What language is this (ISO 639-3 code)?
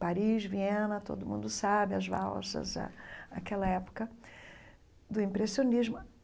por